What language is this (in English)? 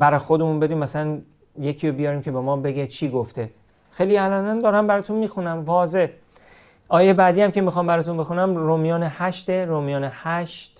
Persian